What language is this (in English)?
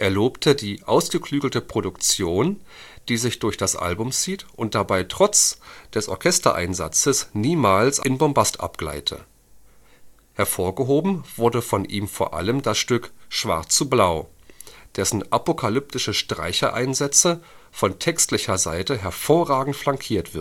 German